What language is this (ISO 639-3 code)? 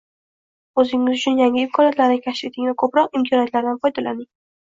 uzb